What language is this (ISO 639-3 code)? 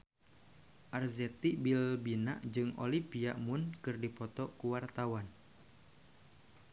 sun